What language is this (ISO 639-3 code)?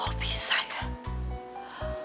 ind